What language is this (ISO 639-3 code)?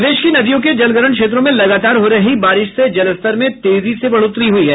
hin